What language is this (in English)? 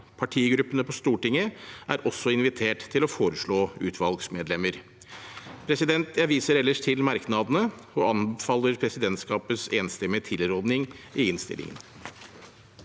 Norwegian